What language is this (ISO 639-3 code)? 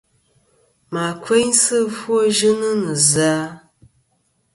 bkm